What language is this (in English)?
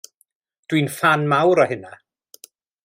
Welsh